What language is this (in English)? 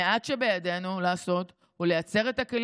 Hebrew